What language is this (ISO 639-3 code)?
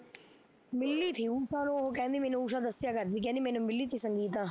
pan